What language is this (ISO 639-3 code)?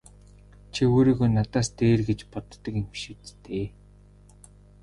mon